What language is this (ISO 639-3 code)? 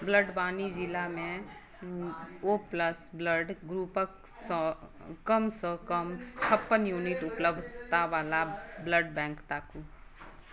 mai